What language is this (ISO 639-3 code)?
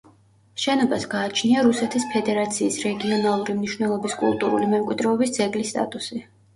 kat